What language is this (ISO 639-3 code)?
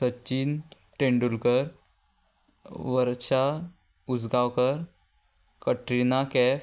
kok